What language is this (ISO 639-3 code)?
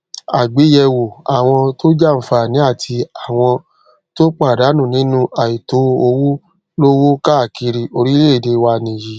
yor